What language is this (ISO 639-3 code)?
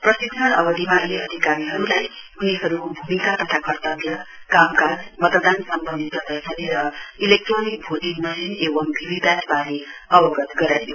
nep